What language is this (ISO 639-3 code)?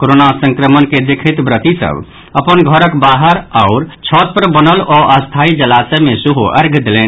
mai